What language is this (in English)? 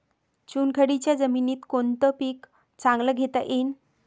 Marathi